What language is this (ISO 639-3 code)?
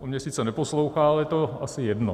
ces